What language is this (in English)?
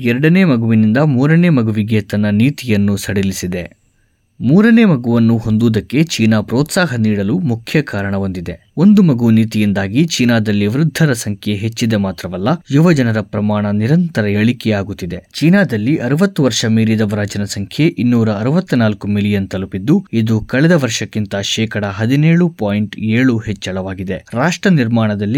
Kannada